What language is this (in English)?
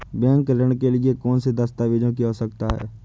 Hindi